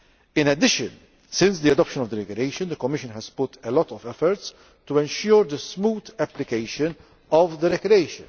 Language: English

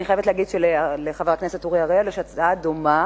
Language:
Hebrew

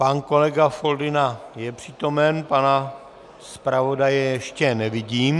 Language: Czech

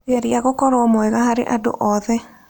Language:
Kikuyu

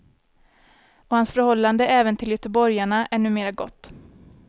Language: Swedish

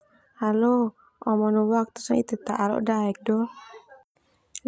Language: Termanu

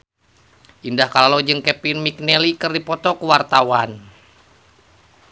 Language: Sundanese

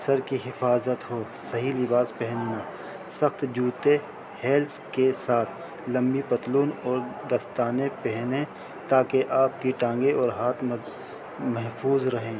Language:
Urdu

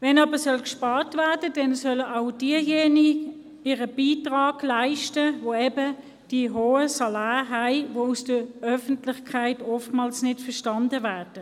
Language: Swiss German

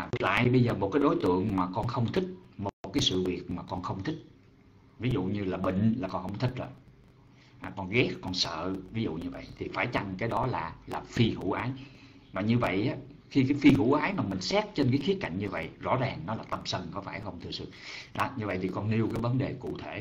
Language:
Vietnamese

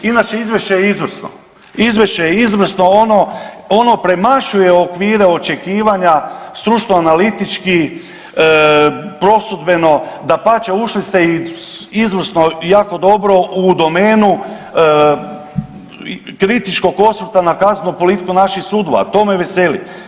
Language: Croatian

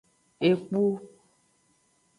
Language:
Aja (Benin)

